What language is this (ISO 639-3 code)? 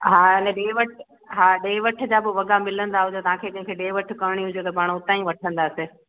snd